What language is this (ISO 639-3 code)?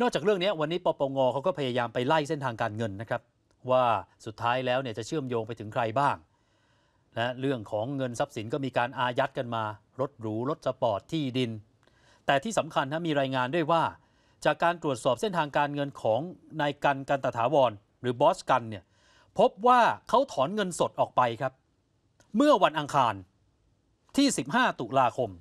tha